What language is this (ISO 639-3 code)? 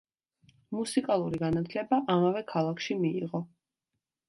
kat